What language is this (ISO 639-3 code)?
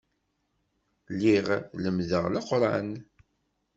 kab